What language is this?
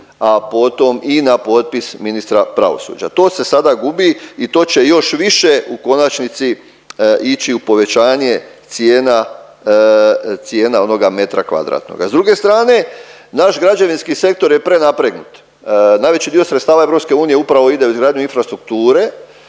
Croatian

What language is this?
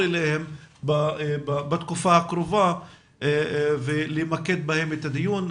Hebrew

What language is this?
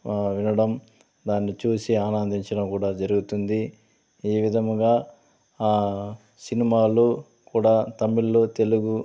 Telugu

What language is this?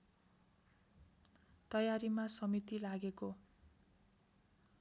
Nepali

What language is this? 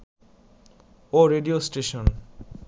Bangla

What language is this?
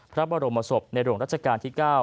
Thai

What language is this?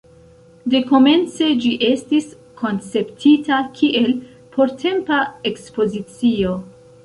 Esperanto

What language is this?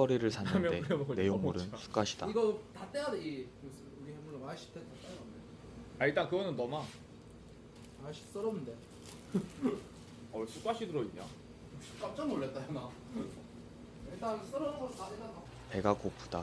Korean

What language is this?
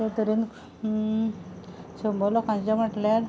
Konkani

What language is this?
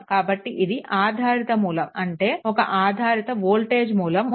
Telugu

